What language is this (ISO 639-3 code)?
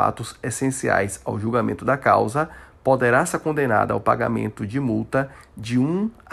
por